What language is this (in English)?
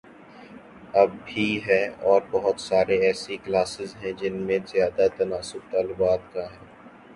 Urdu